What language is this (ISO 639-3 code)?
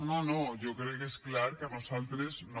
cat